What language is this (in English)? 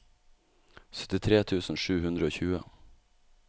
Norwegian